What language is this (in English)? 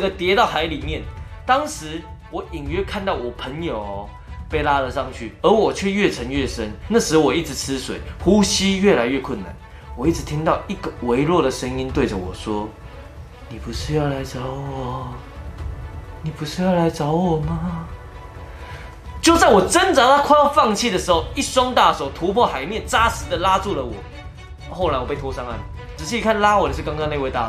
Chinese